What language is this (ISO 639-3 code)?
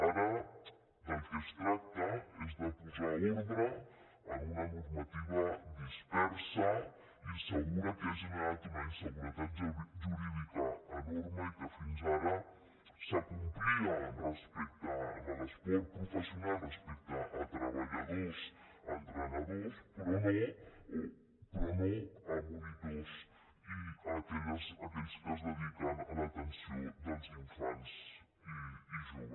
cat